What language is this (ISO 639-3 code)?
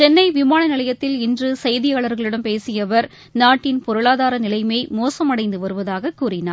tam